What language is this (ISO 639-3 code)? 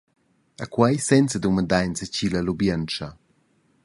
roh